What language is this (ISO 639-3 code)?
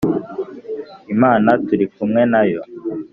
kin